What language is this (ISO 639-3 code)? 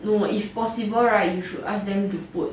eng